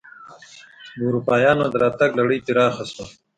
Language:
Pashto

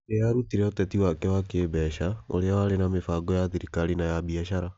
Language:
Kikuyu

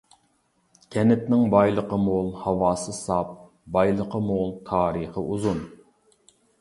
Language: Uyghur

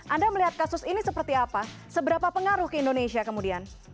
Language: Indonesian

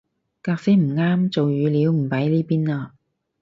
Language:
Cantonese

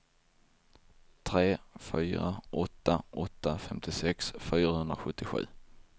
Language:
Swedish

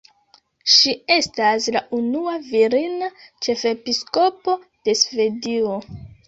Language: Esperanto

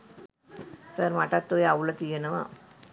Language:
Sinhala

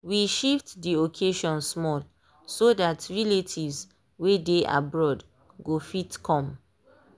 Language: Nigerian Pidgin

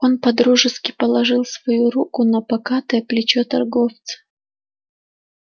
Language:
Russian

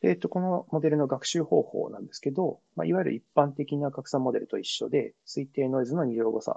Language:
Japanese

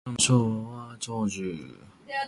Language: Japanese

